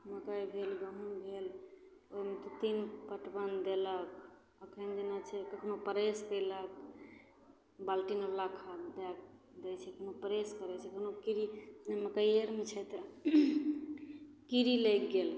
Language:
Maithili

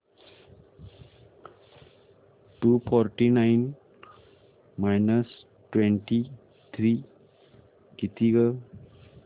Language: Marathi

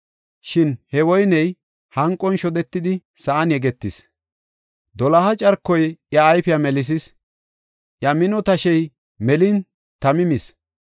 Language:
Gofa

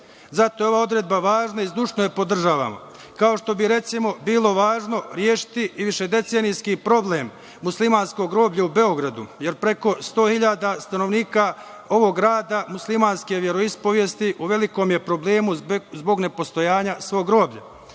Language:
Serbian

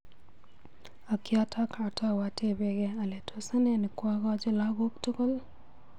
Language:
Kalenjin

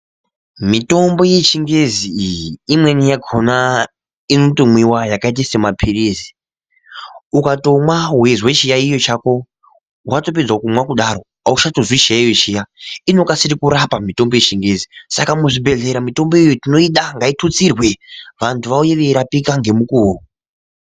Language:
Ndau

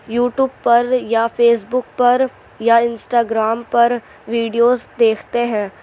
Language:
Urdu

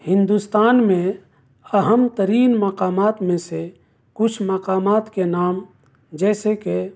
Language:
Urdu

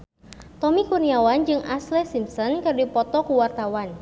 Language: Sundanese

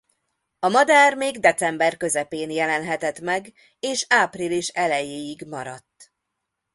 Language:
Hungarian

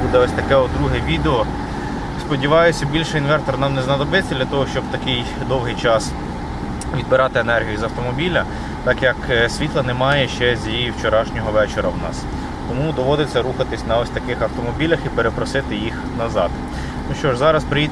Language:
Ukrainian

